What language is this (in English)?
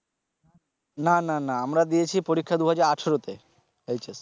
Bangla